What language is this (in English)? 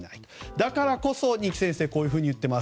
Japanese